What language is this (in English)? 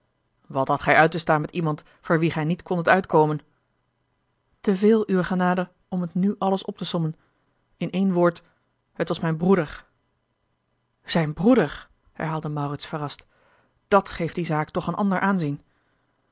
Dutch